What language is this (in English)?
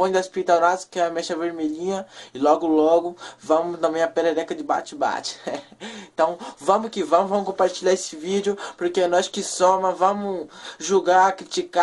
Portuguese